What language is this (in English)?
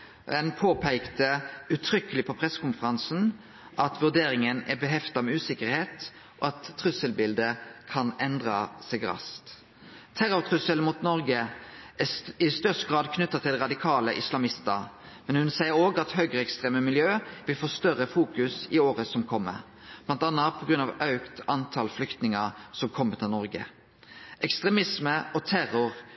Norwegian Nynorsk